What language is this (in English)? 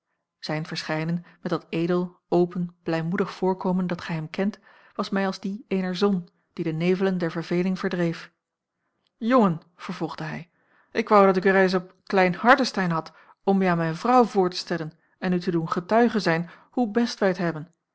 Dutch